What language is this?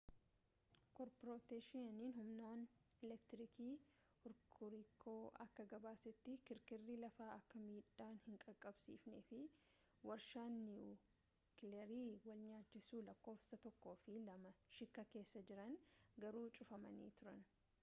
Oromo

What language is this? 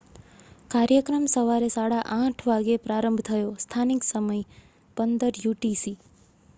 Gujarati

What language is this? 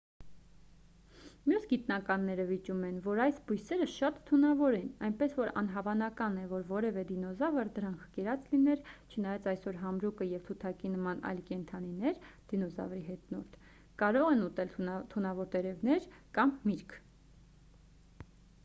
Armenian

